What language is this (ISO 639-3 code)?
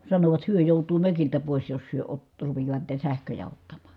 fin